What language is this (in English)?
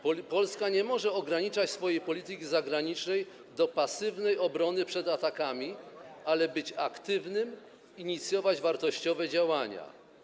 Polish